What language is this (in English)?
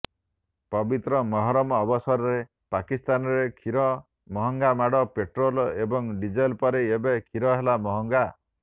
Odia